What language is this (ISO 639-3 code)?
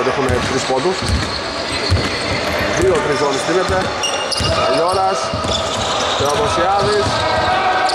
ell